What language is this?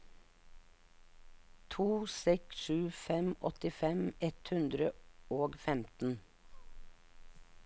Norwegian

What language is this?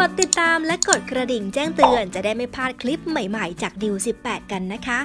Thai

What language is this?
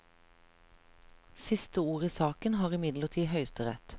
Norwegian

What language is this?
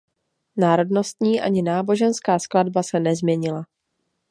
Czech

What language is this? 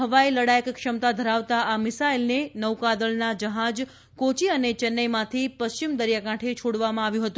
Gujarati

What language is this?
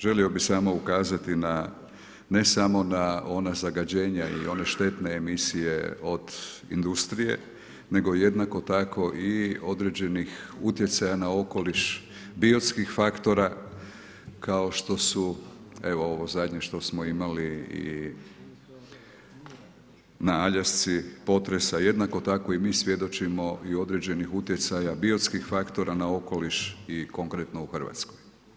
Croatian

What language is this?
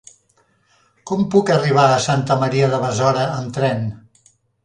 Catalan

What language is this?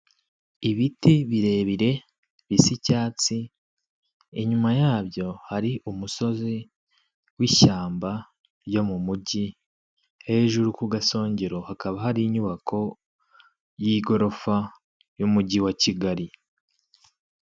Kinyarwanda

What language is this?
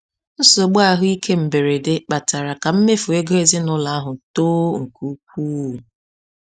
Igbo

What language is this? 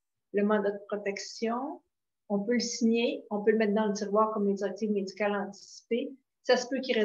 French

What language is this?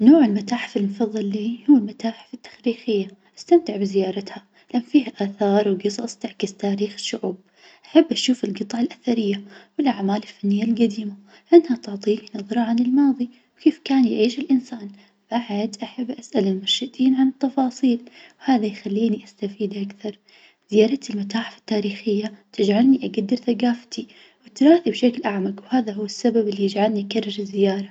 Najdi Arabic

